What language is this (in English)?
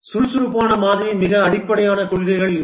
Tamil